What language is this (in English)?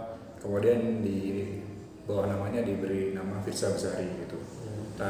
Indonesian